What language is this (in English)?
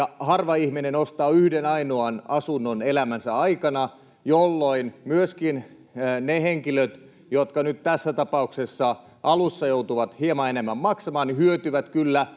Finnish